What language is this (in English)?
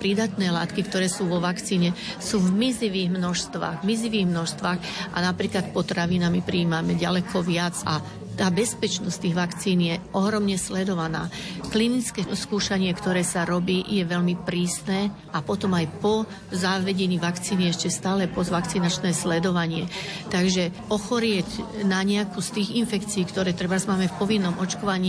Slovak